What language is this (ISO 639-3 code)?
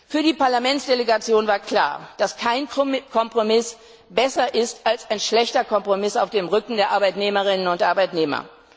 deu